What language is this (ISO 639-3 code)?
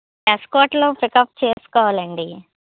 tel